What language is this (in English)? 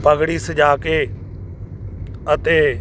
Punjabi